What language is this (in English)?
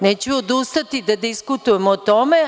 Serbian